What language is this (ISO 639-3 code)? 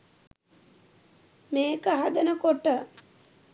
sin